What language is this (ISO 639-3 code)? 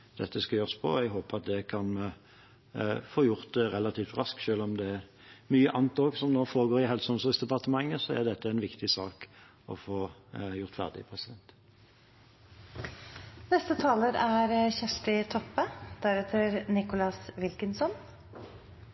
nor